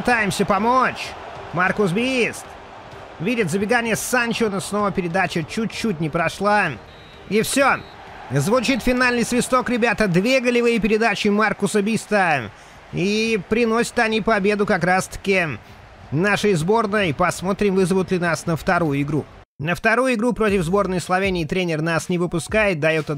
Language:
Russian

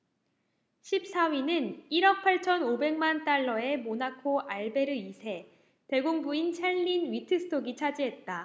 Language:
Korean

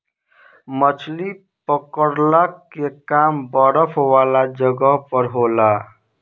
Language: Bhojpuri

